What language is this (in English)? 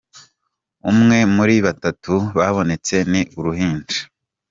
Kinyarwanda